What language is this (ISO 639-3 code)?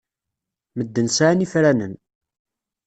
kab